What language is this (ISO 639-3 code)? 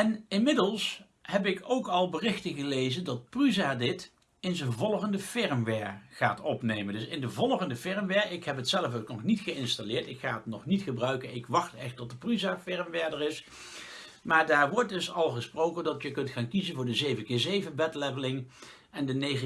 nld